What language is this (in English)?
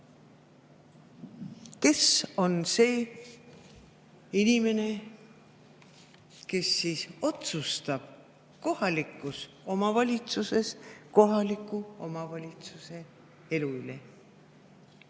Estonian